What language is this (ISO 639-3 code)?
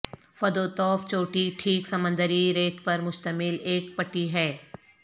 urd